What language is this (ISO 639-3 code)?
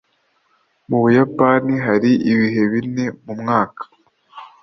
kin